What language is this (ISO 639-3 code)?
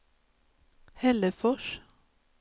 swe